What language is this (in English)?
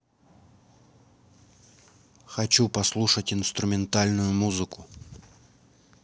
Russian